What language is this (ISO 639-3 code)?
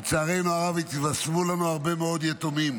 heb